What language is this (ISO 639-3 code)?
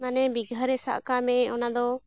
sat